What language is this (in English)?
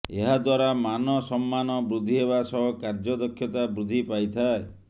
Odia